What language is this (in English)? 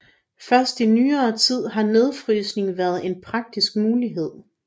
Danish